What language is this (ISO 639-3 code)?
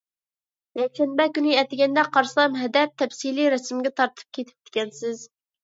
uig